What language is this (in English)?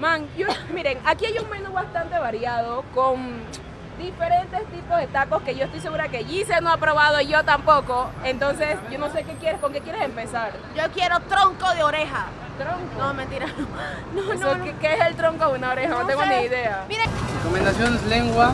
Spanish